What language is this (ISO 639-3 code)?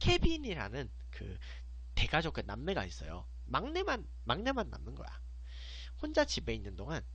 kor